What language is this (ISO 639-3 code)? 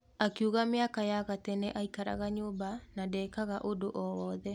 kik